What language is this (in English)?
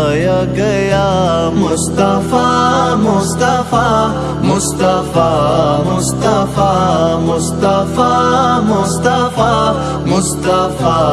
Urdu